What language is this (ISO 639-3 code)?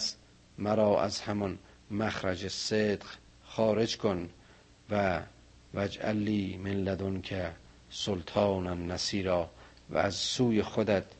fas